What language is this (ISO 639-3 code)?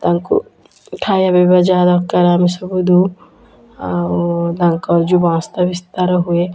ori